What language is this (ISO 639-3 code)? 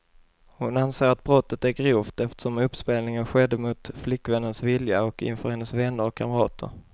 swe